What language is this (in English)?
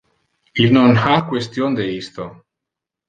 Interlingua